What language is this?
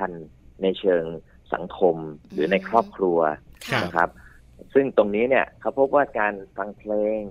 Thai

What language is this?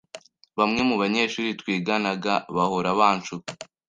Kinyarwanda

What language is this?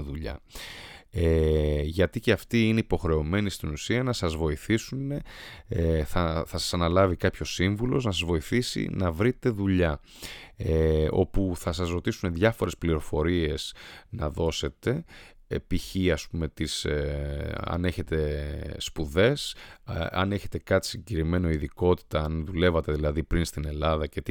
Greek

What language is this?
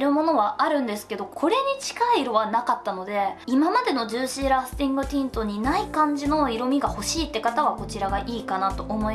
Japanese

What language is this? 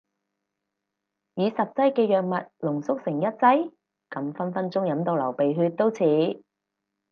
Cantonese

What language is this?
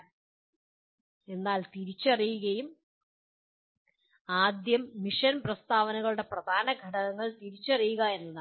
Malayalam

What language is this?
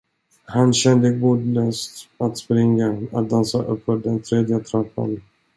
Swedish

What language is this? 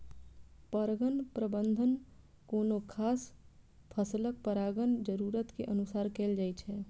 Maithili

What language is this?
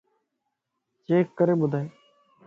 Lasi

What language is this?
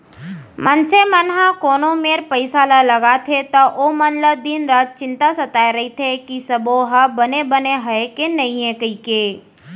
Chhattisgarhi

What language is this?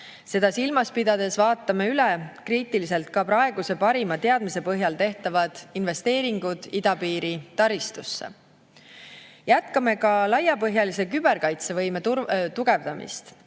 Estonian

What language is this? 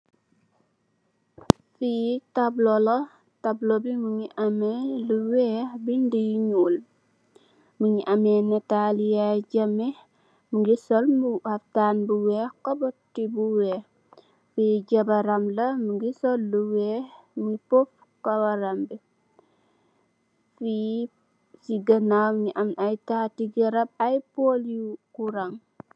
Wolof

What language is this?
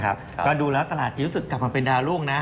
Thai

